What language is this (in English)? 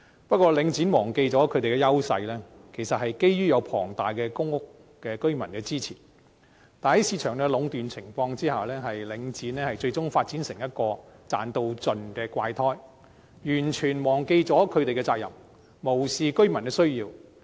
Cantonese